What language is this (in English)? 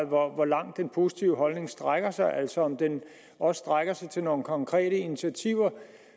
Danish